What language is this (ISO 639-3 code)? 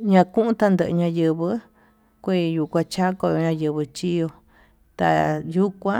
mtu